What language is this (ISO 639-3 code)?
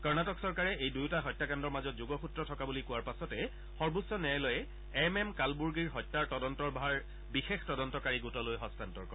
asm